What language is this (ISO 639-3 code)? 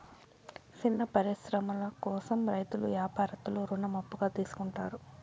tel